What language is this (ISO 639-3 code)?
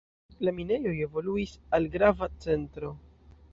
epo